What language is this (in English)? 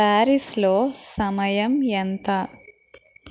Telugu